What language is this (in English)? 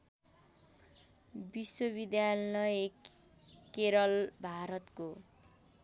Nepali